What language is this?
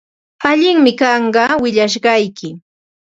Ambo-Pasco Quechua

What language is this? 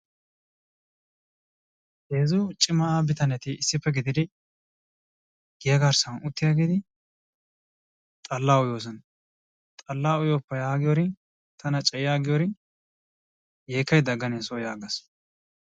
Wolaytta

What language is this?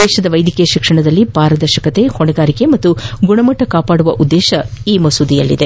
Kannada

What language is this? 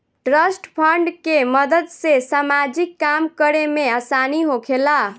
Bhojpuri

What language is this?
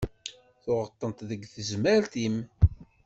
Kabyle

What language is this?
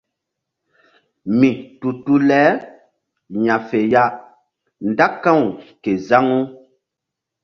Mbum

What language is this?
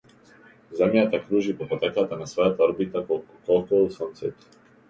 Macedonian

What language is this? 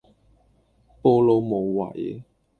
Cantonese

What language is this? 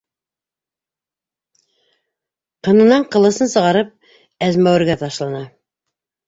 Bashkir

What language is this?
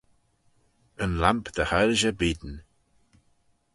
Manx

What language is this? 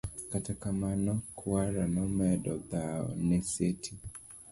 Luo (Kenya and Tanzania)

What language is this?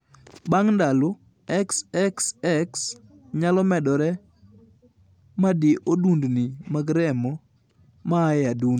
Luo (Kenya and Tanzania)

